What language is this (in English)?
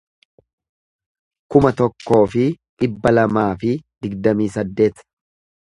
Oromo